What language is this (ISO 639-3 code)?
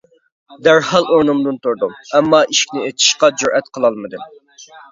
uig